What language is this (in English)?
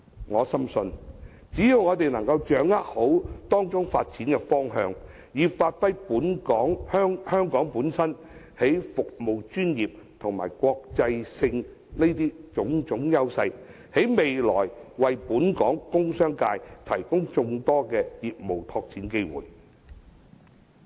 Cantonese